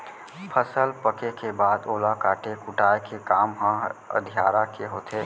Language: Chhattisgarhi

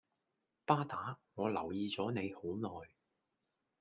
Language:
Cantonese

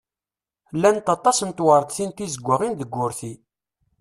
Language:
Kabyle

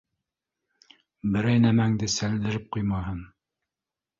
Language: Bashkir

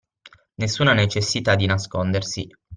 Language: Italian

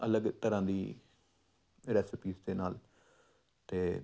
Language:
Punjabi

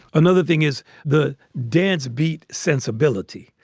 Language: English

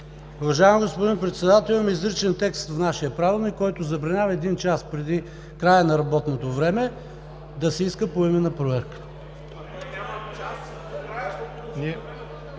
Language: Bulgarian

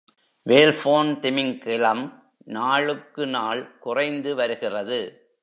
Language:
Tamil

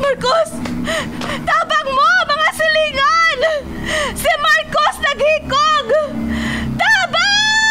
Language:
Filipino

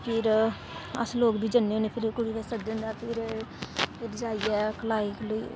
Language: Dogri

